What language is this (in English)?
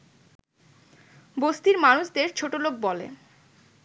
Bangla